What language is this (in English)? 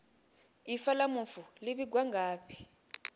Venda